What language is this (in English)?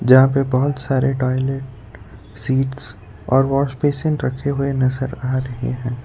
Hindi